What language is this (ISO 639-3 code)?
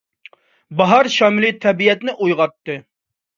uig